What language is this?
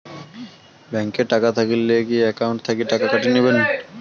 Bangla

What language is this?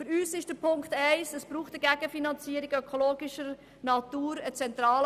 Swiss German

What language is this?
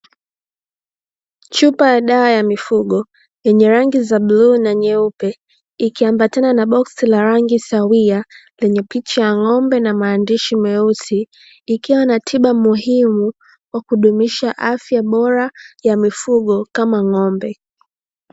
Swahili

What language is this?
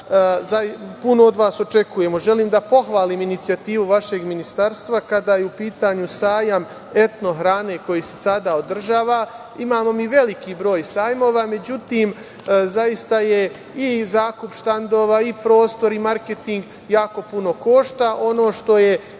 Serbian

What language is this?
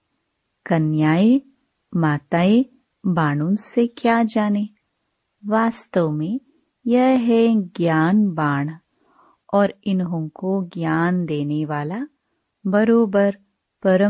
Hindi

